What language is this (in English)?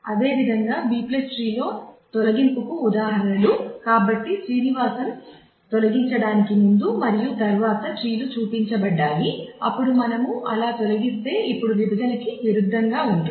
Telugu